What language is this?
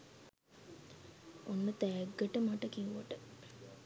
Sinhala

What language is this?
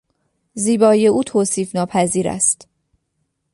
Persian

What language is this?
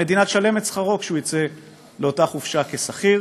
Hebrew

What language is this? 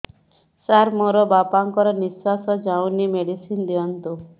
Odia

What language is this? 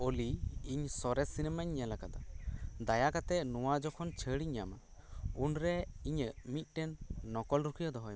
Santali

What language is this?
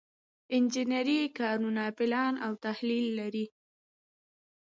Pashto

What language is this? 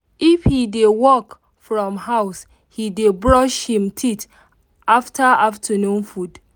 Nigerian Pidgin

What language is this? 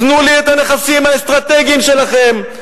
Hebrew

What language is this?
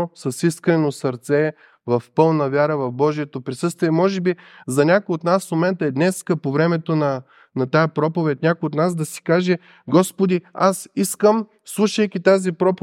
Bulgarian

